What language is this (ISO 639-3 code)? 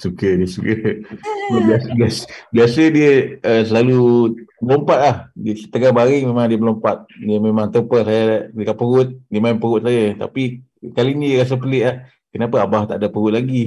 msa